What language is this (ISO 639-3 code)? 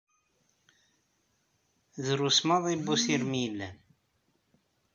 kab